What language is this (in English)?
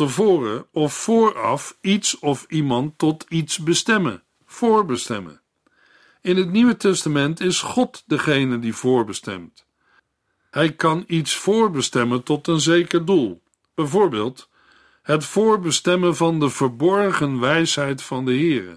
Dutch